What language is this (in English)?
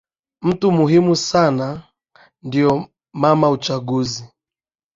Swahili